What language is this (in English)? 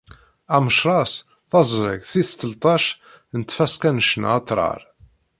Kabyle